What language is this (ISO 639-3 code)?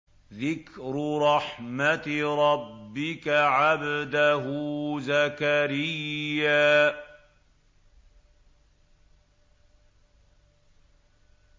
ara